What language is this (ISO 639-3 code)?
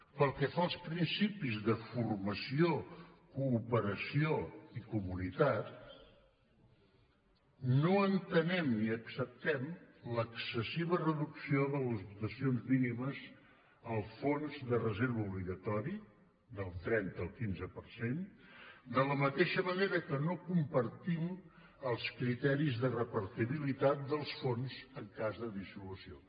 cat